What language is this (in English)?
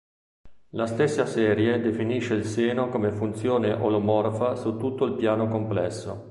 Italian